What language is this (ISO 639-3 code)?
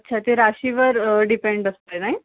mar